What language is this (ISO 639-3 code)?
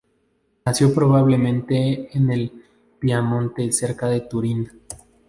spa